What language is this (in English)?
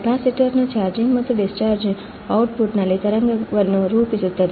Kannada